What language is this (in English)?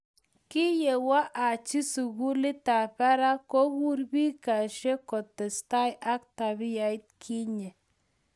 Kalenjin